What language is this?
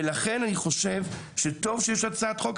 Hebrew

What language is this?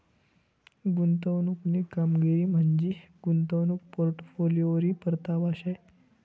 Marathi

